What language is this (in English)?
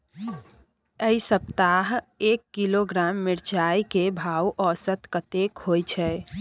Maithili